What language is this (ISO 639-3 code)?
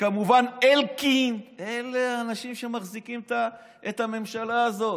heb